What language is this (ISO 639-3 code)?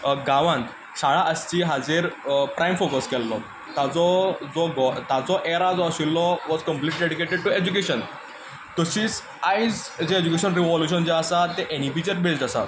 kok